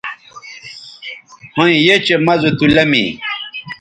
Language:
Bateri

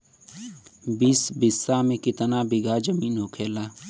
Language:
Bhojpuri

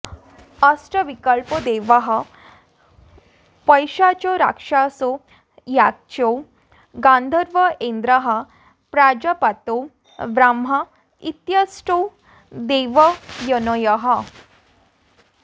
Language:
Sanskrit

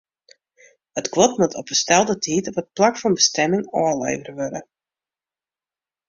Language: Western Frisian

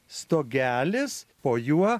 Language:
Lithuanian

